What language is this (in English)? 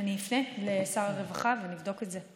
Hebrew